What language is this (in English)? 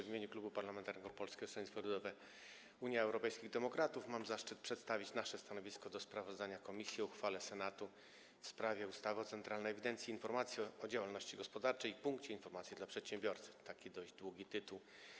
Polish